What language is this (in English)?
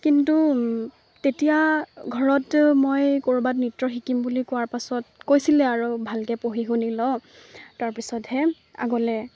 Assamese